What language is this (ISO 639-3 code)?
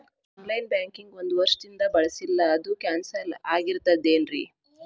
kan